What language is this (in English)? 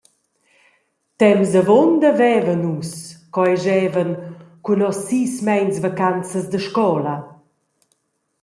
Romansh